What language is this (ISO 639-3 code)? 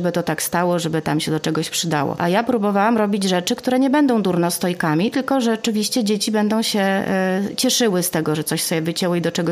pol